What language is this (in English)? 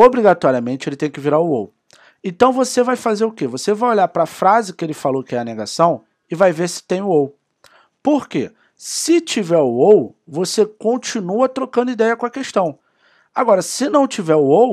Portuguese